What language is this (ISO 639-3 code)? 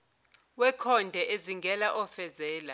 zul